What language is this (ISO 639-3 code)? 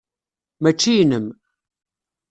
kab